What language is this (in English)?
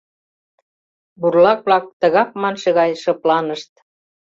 Mari